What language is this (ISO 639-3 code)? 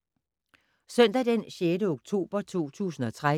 dan